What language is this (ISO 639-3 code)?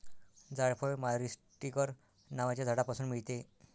mar